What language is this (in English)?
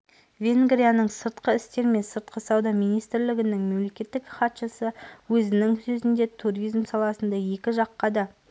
Kazakh